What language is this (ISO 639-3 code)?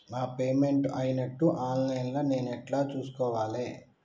tel